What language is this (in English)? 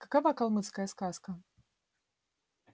Russian